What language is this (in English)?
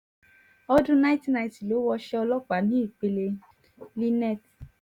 Yoruba